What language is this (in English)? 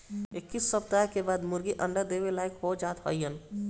Bhojpuri